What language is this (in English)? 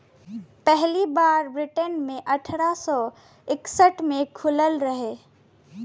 Bhojpuri